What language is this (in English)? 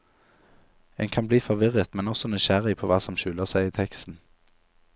Norwegian